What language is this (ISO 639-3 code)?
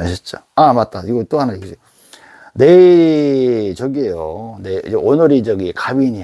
kor